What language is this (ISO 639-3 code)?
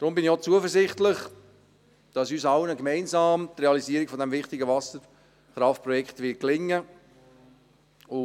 gsw